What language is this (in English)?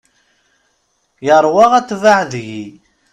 Kabyle